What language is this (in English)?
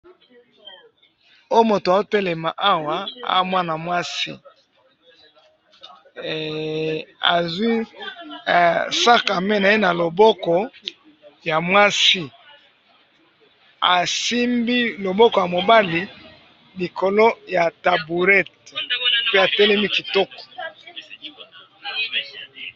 Lingala